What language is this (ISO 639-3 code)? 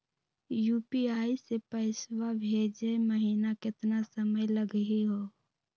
mag